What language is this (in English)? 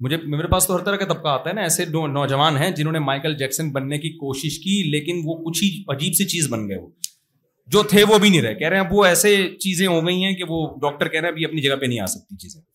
Urdu